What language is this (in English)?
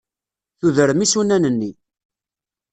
Kabyle